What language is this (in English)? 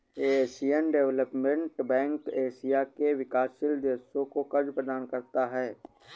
Hindi